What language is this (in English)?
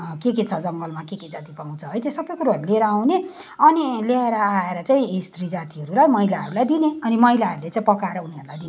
Nepali